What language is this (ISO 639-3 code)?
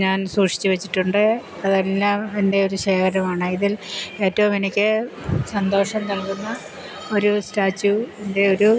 mal